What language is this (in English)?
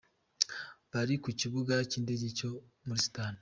Kinyarwanda